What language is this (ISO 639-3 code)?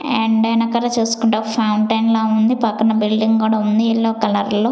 tel